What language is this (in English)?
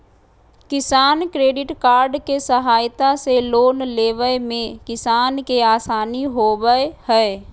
Magahi